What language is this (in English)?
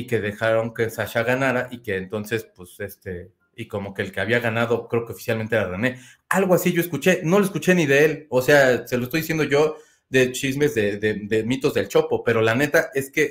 Spanish